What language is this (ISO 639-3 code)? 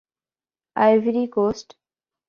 urd